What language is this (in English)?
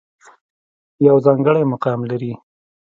Pashto